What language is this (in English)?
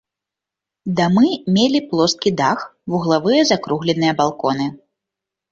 Belarusian